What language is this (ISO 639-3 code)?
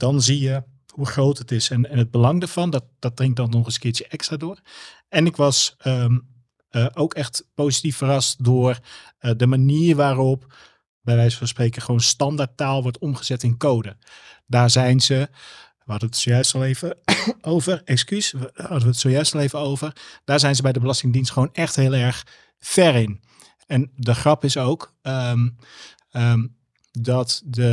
nld